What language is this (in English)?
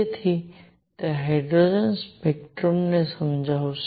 Gujarati